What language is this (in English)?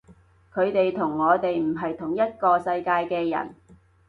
Cantonese